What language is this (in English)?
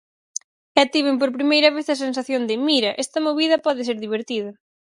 Galician